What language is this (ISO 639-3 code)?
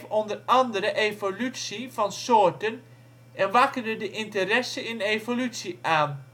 nld